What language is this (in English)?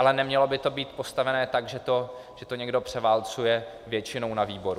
Czech